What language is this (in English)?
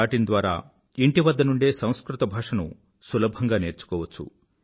Telugu